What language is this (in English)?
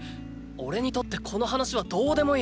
Japanese